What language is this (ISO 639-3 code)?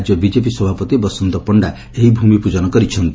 ori